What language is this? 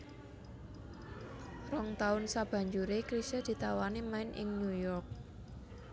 Javanese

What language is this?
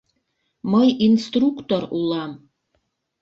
Mari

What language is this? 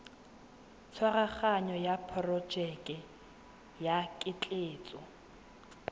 Tswana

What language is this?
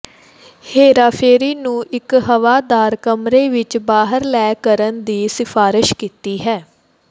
Punjabi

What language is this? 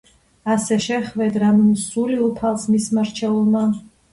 Georgian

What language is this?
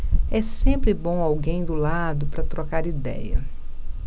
Portuguese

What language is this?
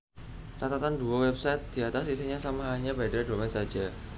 Javanese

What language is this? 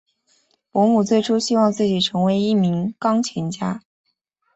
Chinese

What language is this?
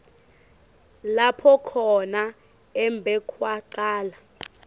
Swati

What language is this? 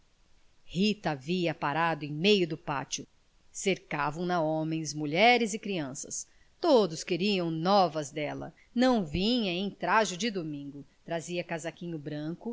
Portuguese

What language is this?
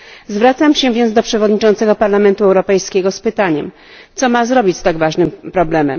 Polish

